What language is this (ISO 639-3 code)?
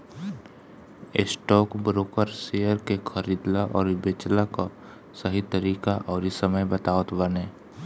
bho